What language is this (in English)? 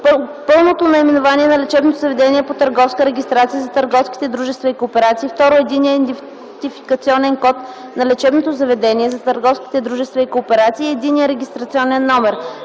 Bulgarian